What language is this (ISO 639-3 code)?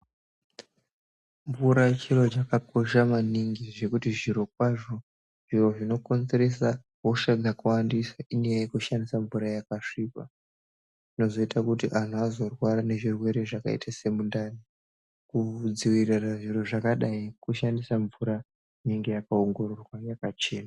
ndc